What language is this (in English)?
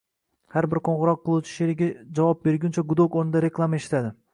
Uzbek